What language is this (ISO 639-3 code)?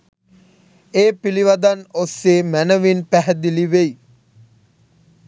sin